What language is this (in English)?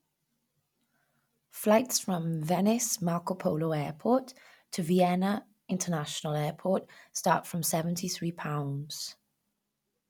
English